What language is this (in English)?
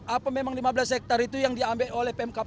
Indonesian